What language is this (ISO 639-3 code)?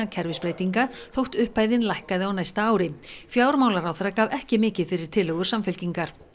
isl